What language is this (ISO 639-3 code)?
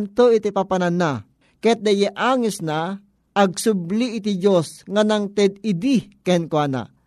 fil